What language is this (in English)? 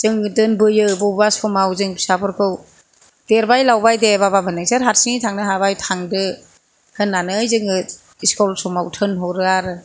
Bodo